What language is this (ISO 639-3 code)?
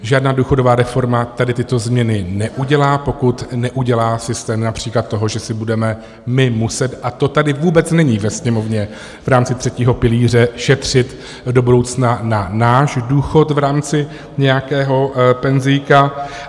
ces